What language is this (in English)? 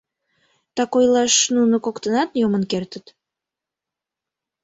Mari